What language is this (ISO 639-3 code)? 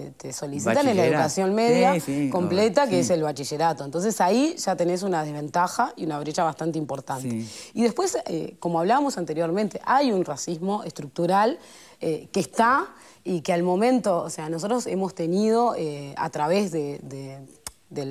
spa